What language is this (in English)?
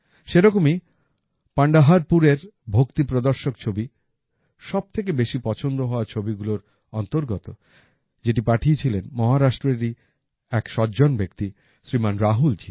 Bangla